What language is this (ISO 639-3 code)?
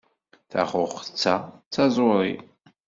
kab